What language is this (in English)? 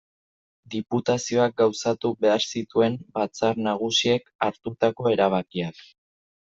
Basque